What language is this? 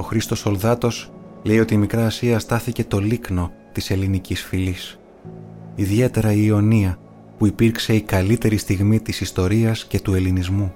Greek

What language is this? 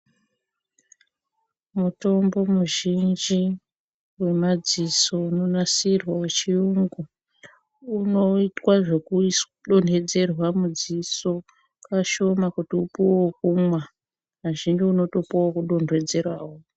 Ndau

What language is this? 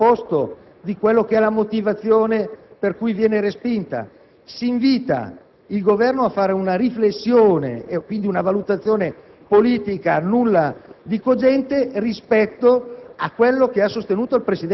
Italian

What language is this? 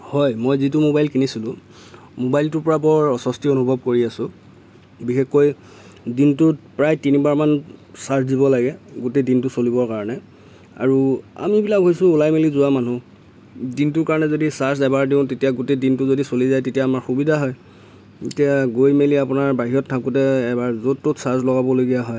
Assamese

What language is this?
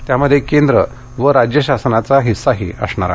Marathi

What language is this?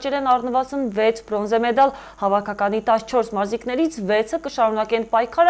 Turkish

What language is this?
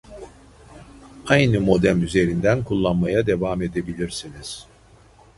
Turkish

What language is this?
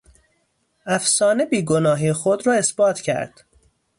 Persian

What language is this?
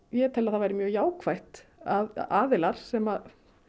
Icelandic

